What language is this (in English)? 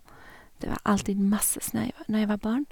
Norwegian